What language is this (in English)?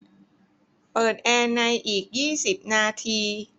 Thai